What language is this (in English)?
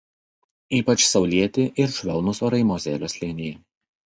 Lithuanian